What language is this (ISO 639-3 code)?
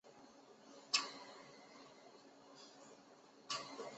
zho